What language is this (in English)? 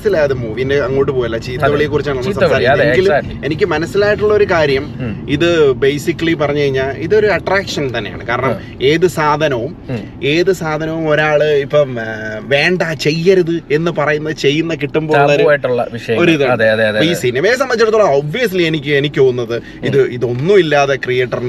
Malayalam